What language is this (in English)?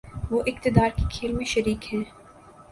Urdu